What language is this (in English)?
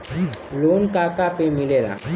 Bhojpuri